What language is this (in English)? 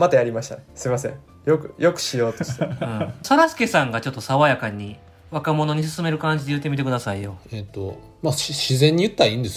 Japanese